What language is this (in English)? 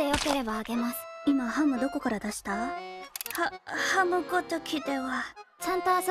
Japanese